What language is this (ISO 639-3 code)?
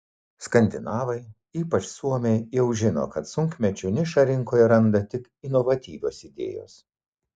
lit